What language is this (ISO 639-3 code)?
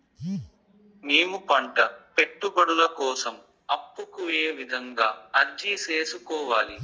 tel